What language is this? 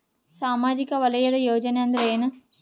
Kannada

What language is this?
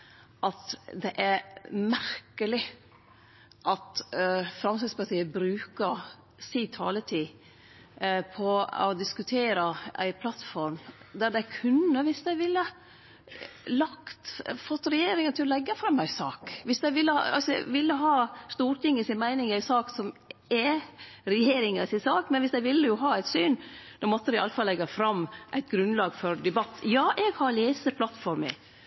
Norwegian Nynorsk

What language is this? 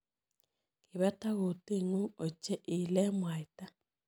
Kalenjin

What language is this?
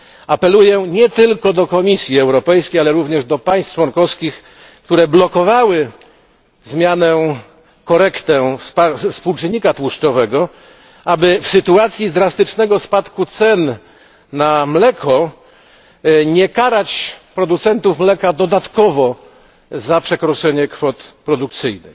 Polish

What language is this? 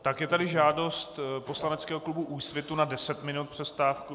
Czech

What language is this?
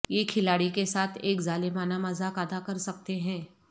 Urdu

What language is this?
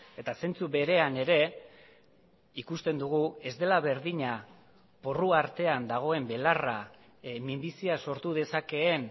Basque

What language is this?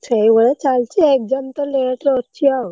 Odia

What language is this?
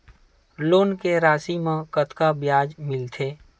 Chhattisgarhi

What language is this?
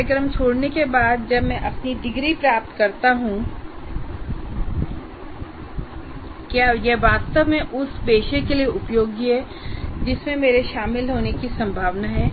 Hindi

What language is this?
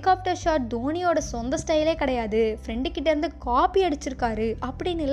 Tamil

